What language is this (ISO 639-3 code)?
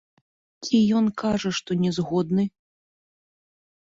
bel